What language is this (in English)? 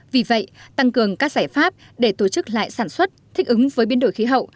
Vietnamese